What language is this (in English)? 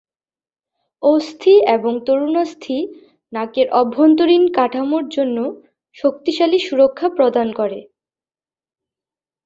Bangla